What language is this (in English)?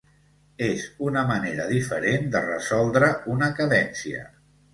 Catalan